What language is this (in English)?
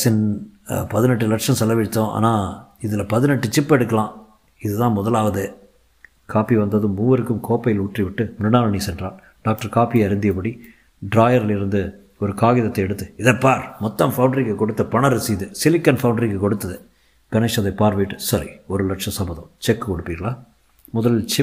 Tamil